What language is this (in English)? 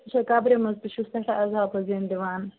Kashmiri